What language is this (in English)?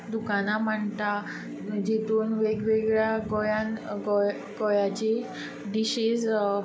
Konkani